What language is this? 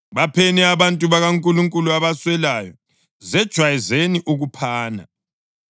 North Ndebele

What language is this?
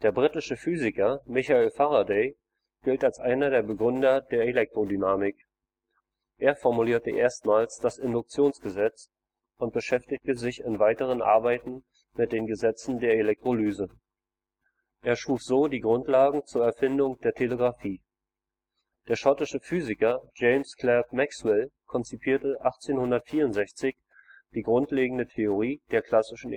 German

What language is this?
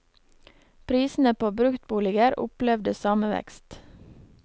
Norwegian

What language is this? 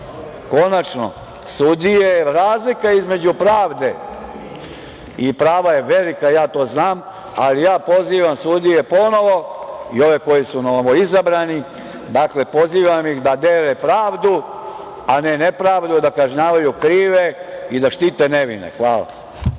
Serbian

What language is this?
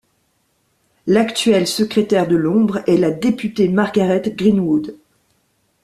French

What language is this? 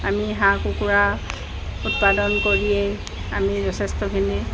Assamese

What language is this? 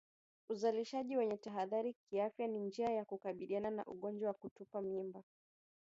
Swahili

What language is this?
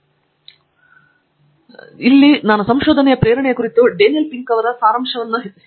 Kannada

